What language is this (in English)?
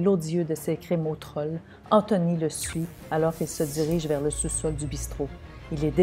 French